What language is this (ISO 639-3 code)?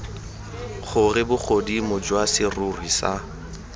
tsn